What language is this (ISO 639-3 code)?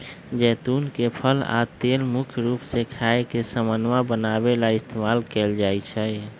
mag